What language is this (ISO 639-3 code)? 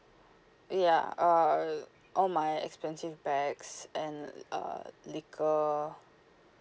eng